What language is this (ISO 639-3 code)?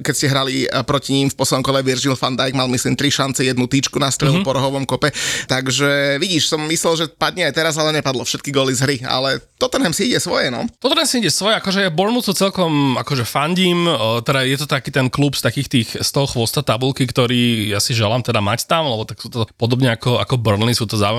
slk